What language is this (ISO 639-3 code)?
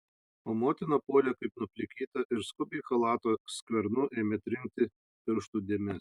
lit